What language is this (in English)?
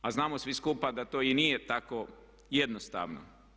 Croatian